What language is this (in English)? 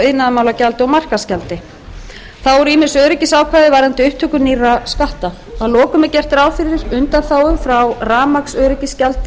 Icelandic